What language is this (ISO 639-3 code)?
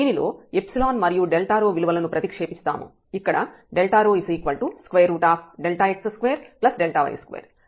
tel